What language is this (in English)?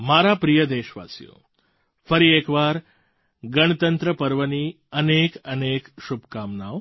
Gujarati